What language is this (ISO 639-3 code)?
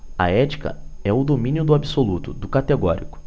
por